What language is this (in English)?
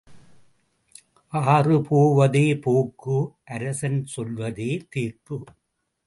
Tamil